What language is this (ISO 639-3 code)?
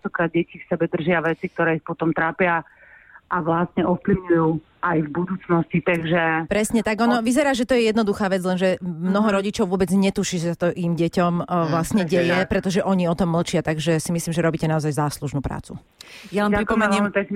slk